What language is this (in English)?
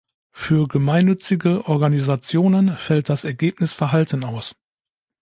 German